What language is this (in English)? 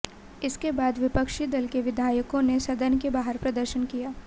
Hindi